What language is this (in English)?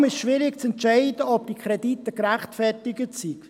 Swiss German